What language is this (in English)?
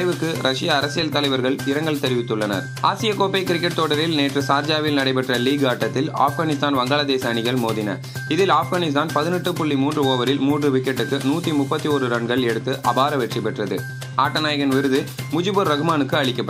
Tamil